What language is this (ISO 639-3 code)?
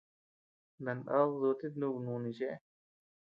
cux